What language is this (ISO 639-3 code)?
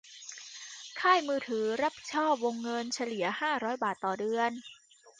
tha